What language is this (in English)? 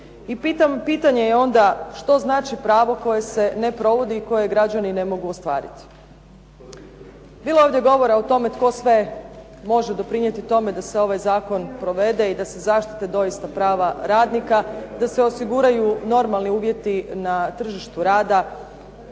Croatian